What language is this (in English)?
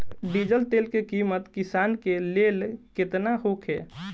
Bhojpuri